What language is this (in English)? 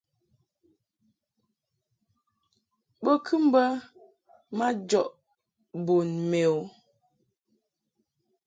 Mungaka